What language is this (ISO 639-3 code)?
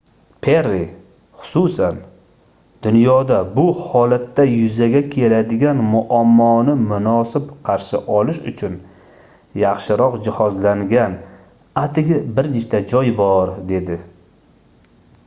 uzb